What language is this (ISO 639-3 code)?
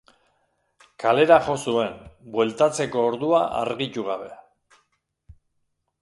eus